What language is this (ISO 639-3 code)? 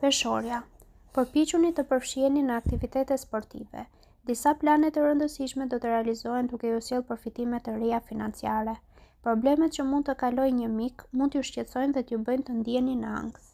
ron